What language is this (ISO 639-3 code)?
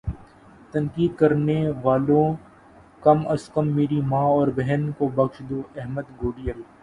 urd